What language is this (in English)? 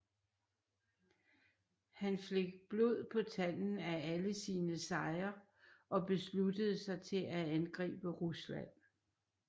Danish